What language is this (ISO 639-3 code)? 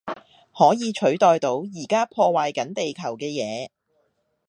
yue